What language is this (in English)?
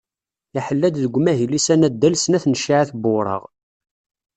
Kabyle